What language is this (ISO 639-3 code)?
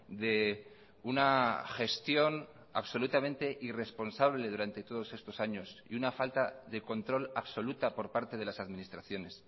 spa